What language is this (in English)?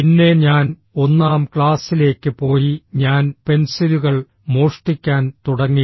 Malayalam